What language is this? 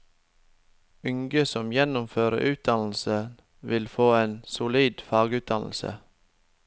Norwegian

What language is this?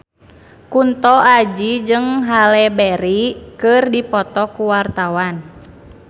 Sundanese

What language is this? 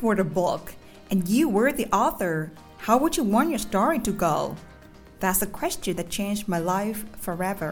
Vietnamese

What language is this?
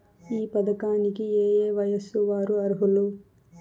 Telugu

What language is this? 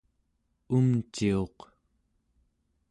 Central Yupik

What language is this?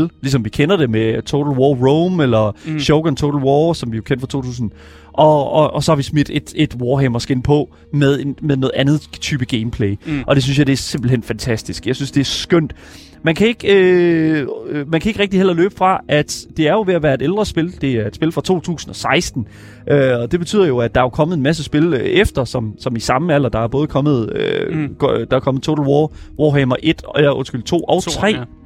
Danish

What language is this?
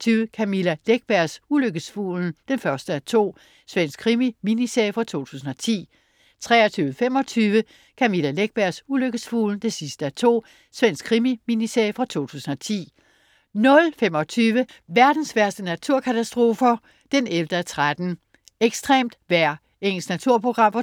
Danish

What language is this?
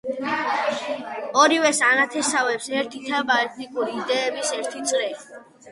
Georgian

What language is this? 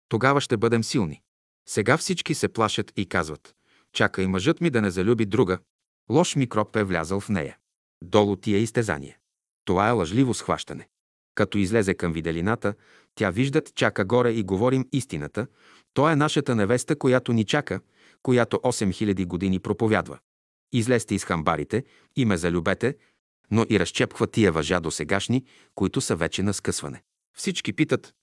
Bulgarian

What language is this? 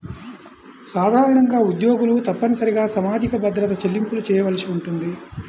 Telugu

